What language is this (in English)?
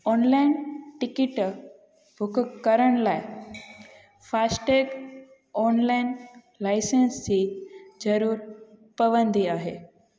Sindhi